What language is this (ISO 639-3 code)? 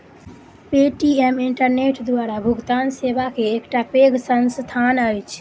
mai